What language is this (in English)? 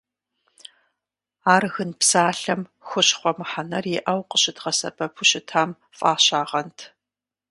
Kabardian